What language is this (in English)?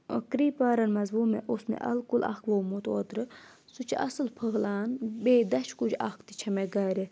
Kashmiri